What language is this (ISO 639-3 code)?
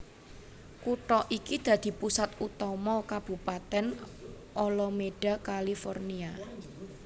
jav